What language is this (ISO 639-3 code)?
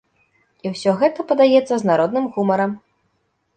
bel